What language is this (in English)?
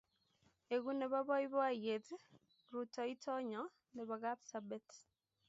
Kalenjin